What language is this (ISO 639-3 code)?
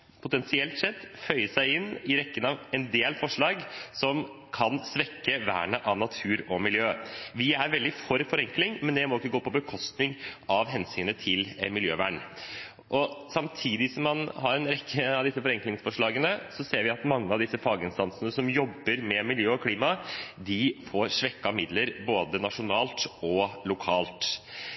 nob